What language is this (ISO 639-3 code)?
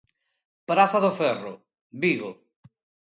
glg